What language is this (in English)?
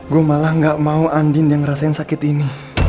Indonesian